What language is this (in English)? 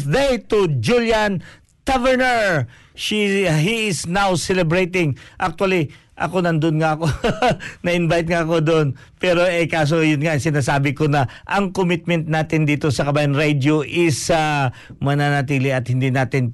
Filipino